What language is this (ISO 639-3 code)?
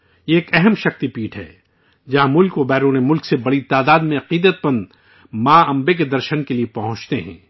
urd